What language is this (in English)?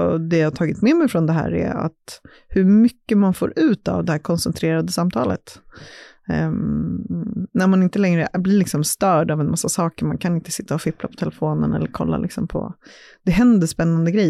Swedish